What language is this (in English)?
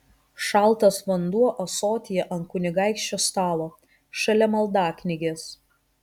Lithuanian